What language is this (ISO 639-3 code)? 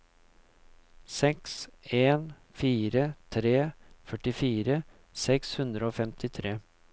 nor